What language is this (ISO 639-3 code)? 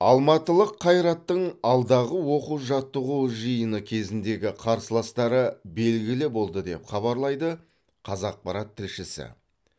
kaz